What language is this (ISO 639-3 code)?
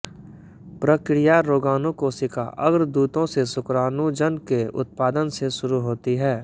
hin